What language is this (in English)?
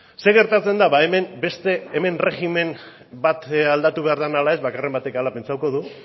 Basque